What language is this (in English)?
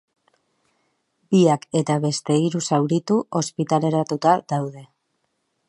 Basque